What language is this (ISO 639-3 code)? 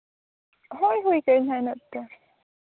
sat